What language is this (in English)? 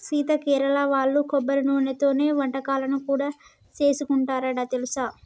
Telugu